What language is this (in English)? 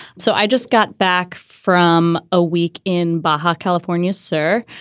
English